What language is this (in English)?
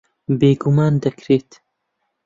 Central Kurdish